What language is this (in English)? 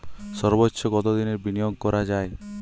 Bangla